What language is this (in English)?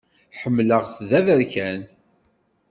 Kabyle